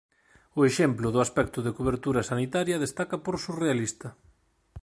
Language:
Galician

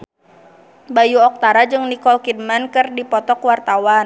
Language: Sundanese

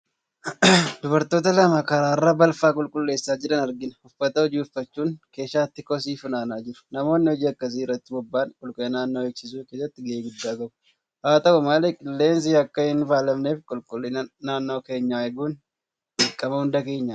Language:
Oromo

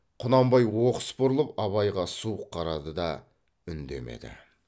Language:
Kazakh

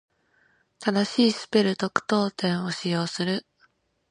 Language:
Japanese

